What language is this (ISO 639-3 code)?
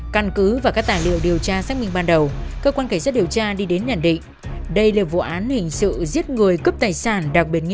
vie